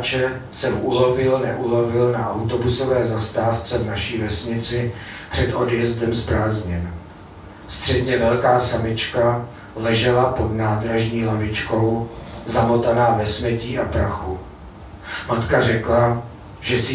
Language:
Czech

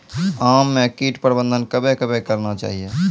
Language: Maithili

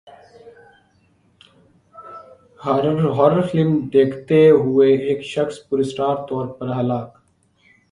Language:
Urdu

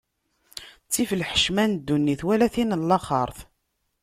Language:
Kabyle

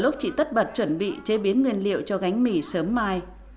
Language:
Vietnamese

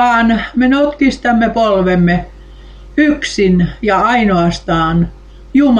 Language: Finnish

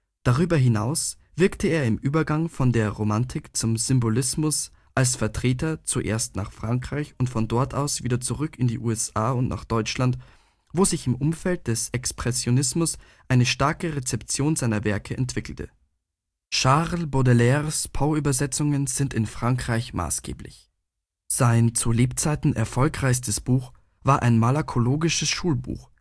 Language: German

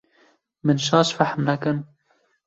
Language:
Kurdish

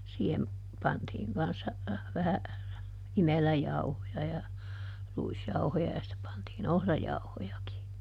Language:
Finnish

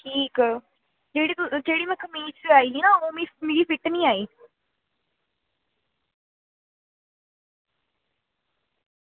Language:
Dogri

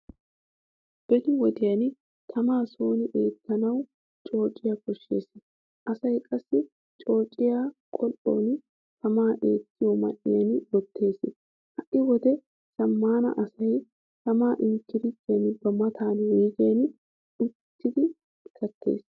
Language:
Wolaytta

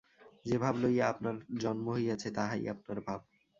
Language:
Bangla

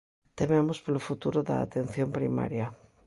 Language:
Galician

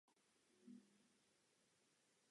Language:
Czech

